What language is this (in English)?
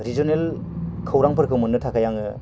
Bodo